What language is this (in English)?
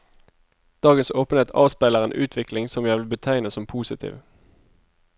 Norwegian